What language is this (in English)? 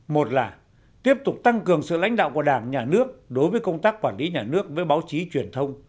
Vietnamese